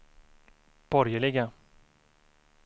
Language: Swedish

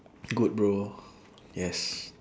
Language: English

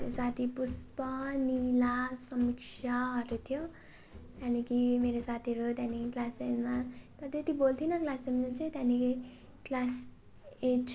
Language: Nepali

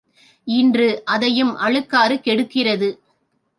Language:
Tamil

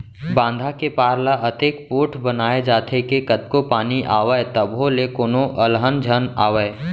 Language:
Chhattisgarhi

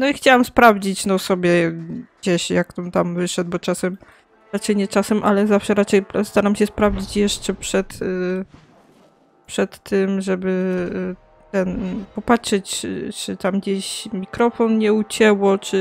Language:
Polish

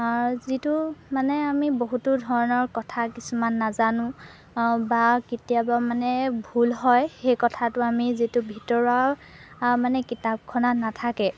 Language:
Assamese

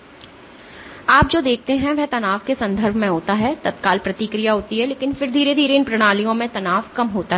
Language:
Hindi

